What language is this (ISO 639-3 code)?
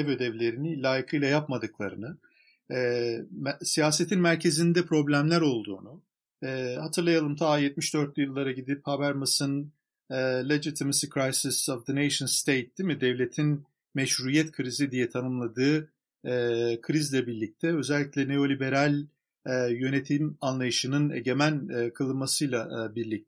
tur